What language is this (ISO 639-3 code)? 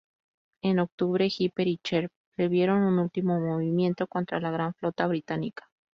spa